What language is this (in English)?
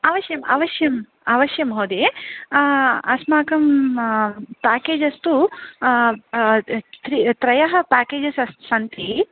Sanskrit